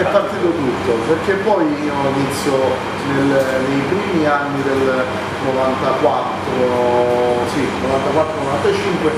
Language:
Italian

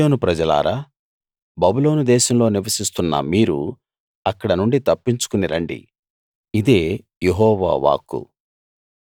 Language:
Telugu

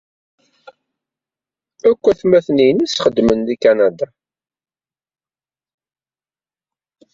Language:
Kabyle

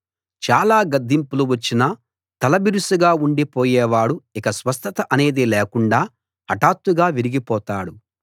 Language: Telugu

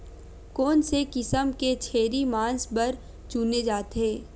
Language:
Chhattisgarhi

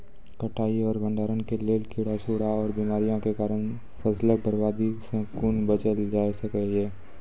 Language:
Maithili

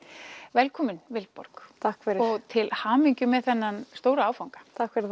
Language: Icelandic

